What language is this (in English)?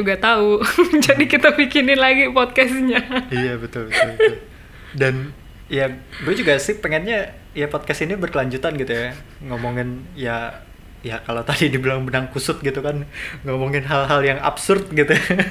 Indonesian